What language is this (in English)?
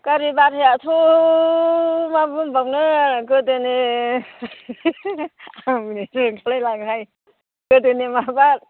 Bodo